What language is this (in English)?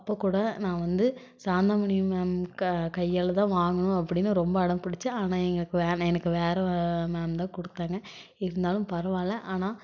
Tamil